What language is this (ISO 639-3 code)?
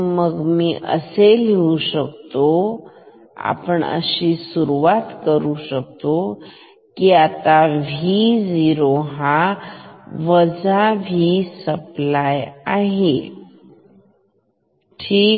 mar